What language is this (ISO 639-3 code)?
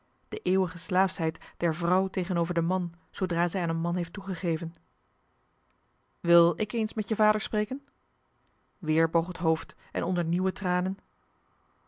nld